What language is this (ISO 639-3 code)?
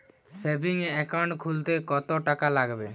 ben